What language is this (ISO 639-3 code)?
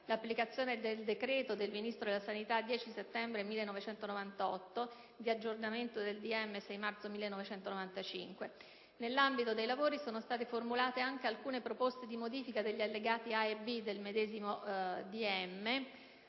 ita